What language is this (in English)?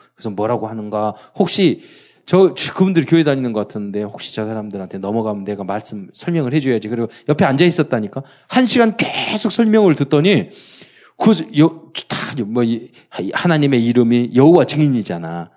Korean